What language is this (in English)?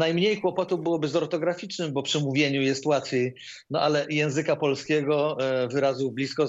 Polish